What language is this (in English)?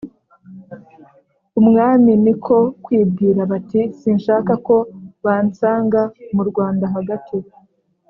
Kinyarwanda